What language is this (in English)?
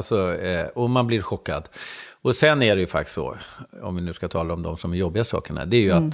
Swedish